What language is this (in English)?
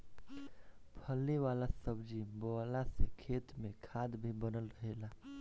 Bhojpuri